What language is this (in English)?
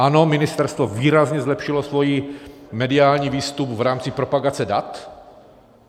Czech